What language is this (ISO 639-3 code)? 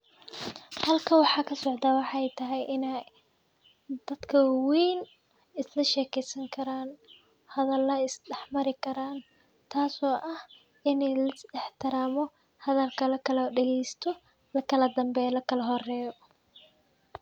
som